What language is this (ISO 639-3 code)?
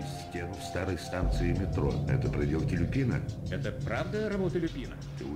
rus